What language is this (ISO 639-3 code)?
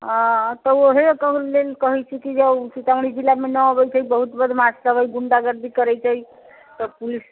mai